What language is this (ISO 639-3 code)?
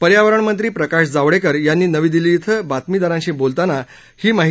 mar